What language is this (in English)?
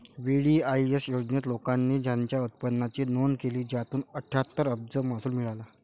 Marathi